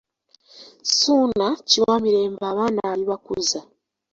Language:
Ganda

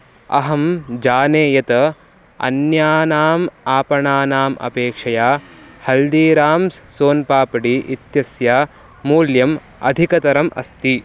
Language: Sanskrit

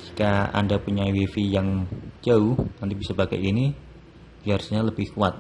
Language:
Indonesian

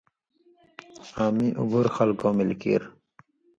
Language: Indus Kohistani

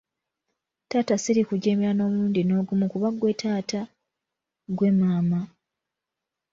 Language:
Ganda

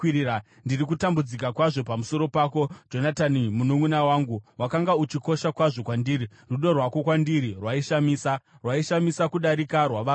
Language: Shona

